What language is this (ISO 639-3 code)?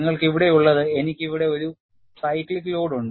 mal